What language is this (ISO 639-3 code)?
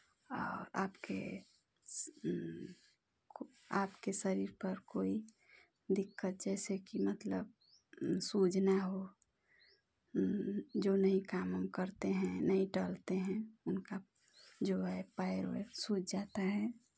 hin